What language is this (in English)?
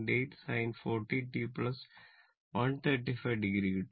Malayalam